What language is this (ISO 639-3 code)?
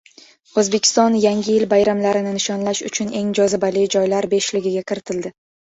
uzb